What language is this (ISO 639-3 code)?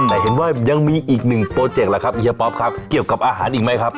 tha